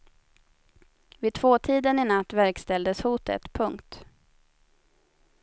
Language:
Swedish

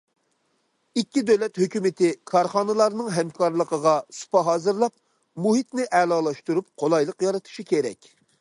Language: Uyghur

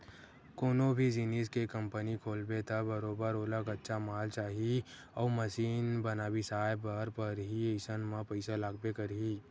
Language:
Chhattisgarhi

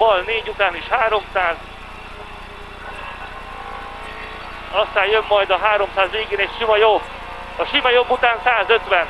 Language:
Hungarian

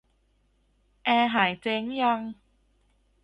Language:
Thai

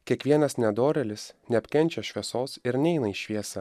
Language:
Lithuanian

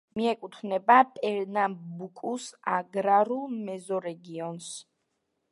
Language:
Georgian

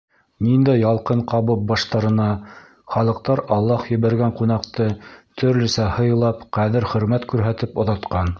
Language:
Bashkir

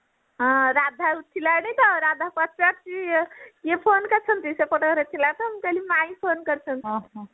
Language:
Odia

